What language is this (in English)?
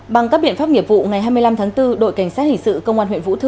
Vietnamese